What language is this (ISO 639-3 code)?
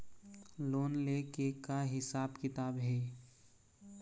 hne